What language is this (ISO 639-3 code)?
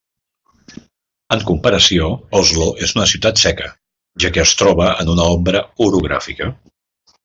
cat